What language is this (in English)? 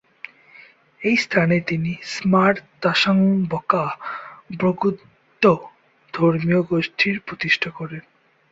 Bangla